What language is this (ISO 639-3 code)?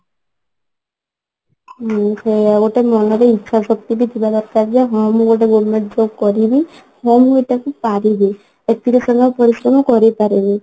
ori